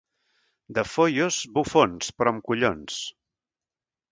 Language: Catalan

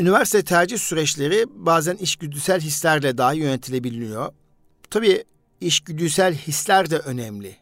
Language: Turkish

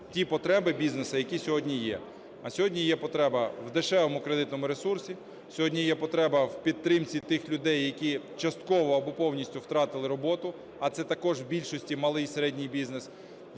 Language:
Ukrainian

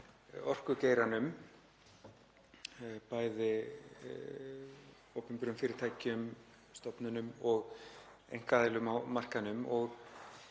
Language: Icelandic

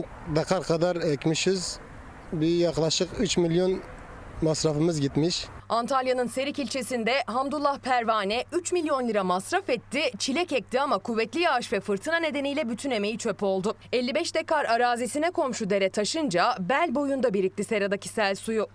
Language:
Turkish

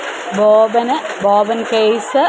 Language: Malayalam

